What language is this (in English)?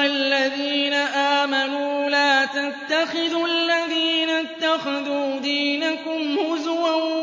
Arabic